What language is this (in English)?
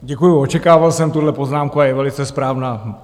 Czech